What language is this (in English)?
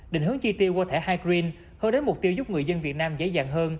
Vietnamese